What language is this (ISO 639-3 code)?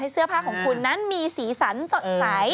tha